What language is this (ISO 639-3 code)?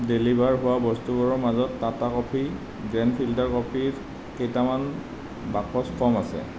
asm